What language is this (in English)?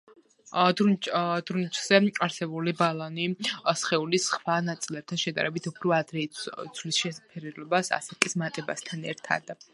Georgian